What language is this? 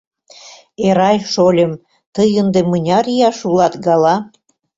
Mari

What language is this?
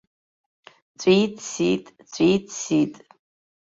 Abkhazian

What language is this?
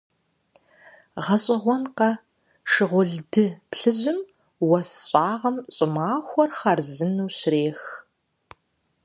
Kabardian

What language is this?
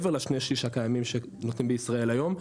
Hebrew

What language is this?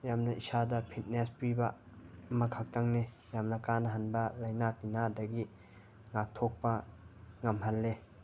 Manipuri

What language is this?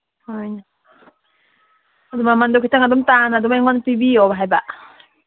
Manipuri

